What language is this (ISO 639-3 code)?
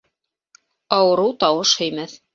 bak